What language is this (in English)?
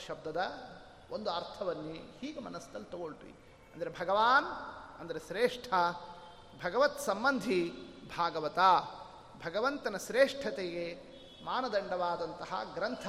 Kannada